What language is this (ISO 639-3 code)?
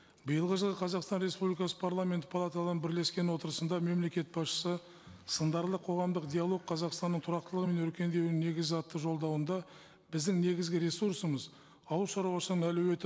kaz